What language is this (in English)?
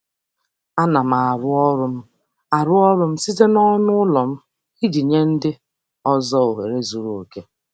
Igbo